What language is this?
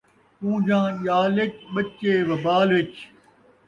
Saraiki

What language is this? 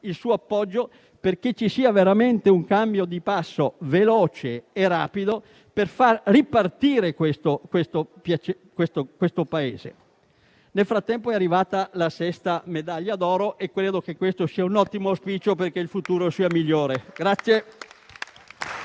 Italian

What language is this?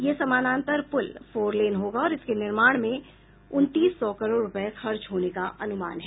Hindi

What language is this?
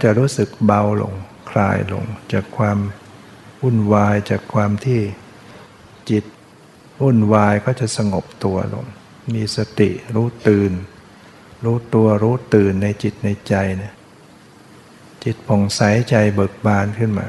Thai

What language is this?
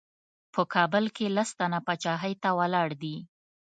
Pashto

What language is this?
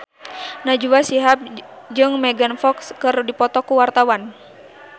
Sundanese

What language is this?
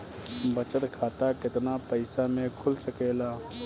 Bhojpuri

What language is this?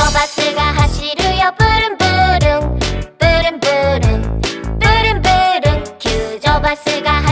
Japanese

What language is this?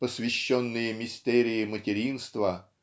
Russian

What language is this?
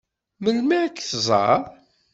Kabyle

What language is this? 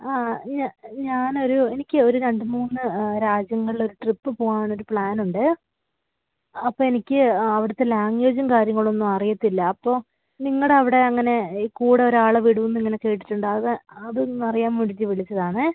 Malayalam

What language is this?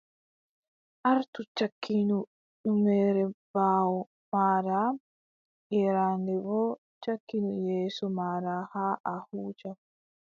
Adamawa Fulfulde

